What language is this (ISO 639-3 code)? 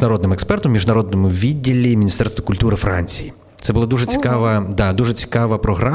ukr